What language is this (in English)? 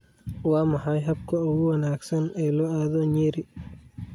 Somali